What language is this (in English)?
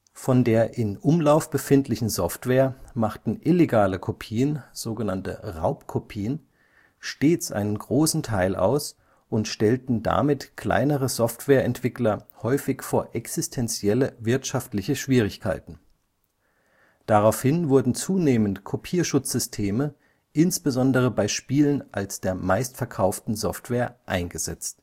German